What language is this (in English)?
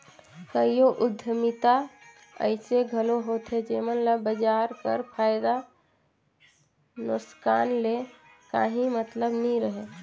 Chhattisgarhi